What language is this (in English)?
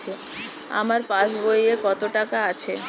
Bangla